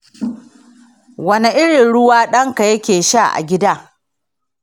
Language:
Hausa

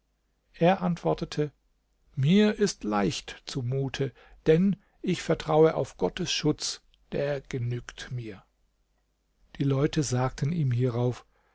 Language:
German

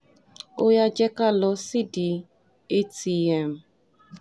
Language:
Yoruba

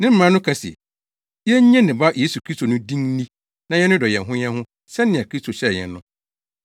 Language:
Akan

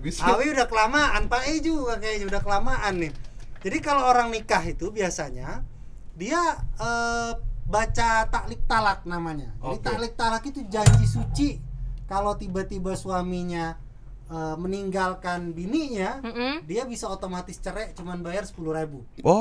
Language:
Indonesian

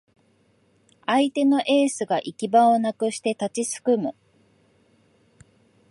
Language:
Japanese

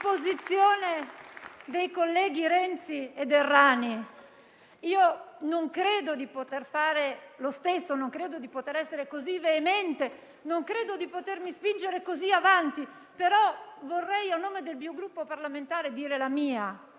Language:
Italian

